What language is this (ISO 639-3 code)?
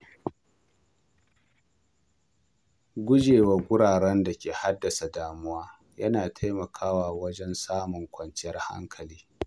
hau